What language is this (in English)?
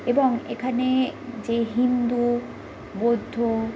Bangla